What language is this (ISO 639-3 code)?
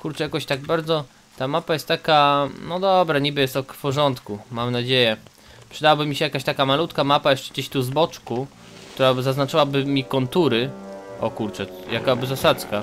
pol